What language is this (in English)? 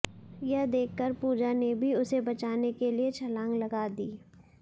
Hindi